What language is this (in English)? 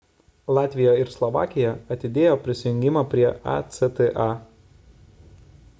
Lithuanian